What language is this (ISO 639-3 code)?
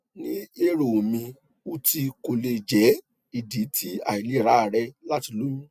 yor